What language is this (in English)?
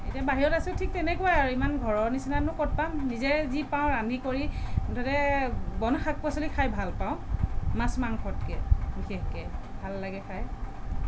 Assamese